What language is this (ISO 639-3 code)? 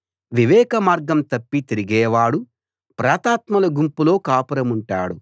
tel